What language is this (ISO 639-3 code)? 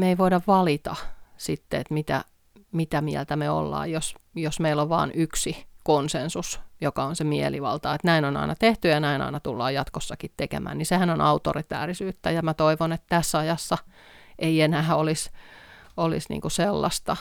fin